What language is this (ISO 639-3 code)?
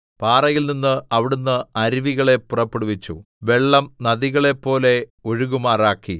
mal